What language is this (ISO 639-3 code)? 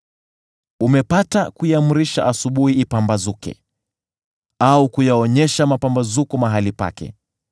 swa